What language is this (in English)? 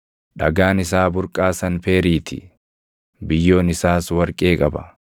Oromo